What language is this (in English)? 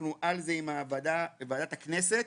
Hebrew